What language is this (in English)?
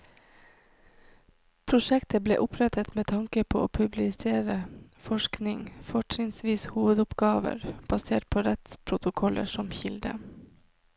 Norwegian